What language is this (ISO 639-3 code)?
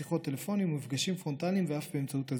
heb